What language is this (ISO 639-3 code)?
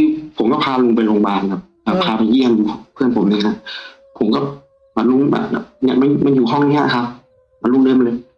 tha